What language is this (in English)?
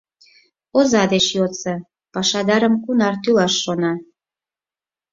Mari